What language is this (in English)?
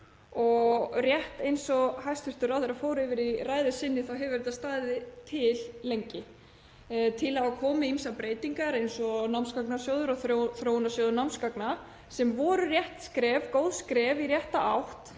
Icelandic